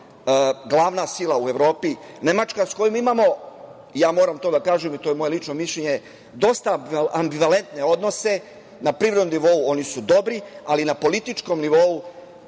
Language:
Serbian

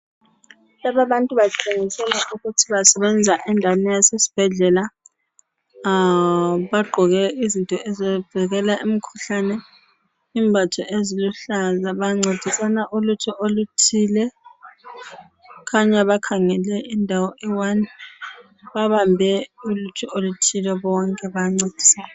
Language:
North Ndebele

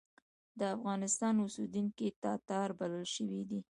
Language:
Pashto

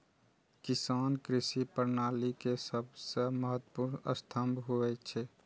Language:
Maithili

